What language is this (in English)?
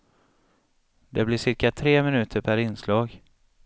Swedish